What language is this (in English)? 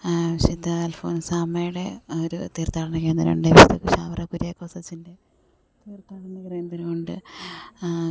Malayalam